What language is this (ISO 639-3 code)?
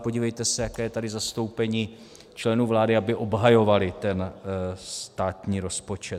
ces